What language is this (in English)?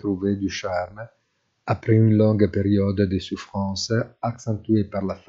Italian